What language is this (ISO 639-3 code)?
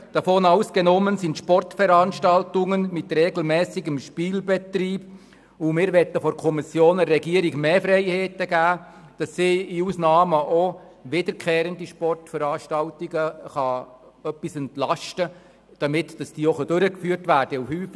gsw